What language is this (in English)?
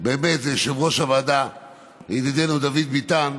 Hebrew